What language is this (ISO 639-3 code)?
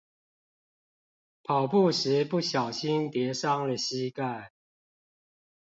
zho